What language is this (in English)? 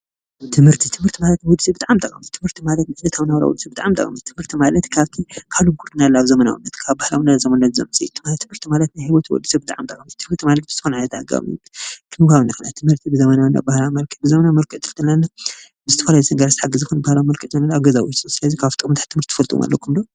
Tigrinya